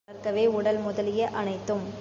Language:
Tamil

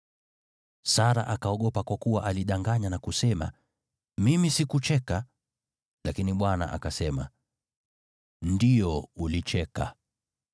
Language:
Swahili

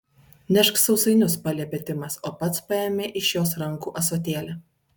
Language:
Lithuanian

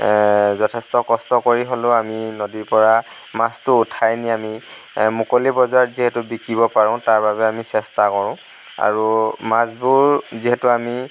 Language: Assamese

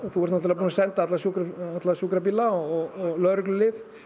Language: Icelandic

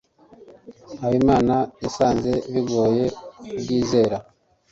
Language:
Kinyarwanda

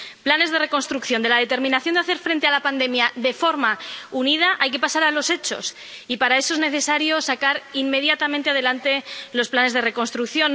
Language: Spanish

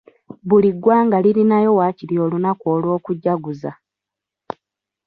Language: Ganda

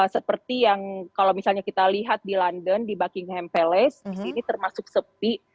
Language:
Indonesian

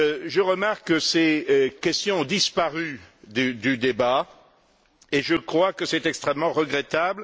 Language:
French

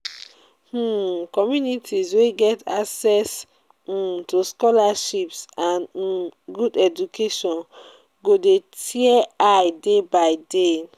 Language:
Nigerian Pidgin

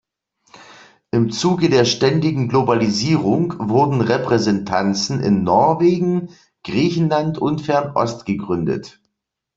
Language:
German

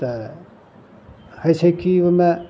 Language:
Maithili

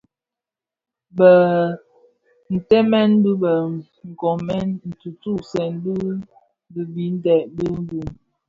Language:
Bafia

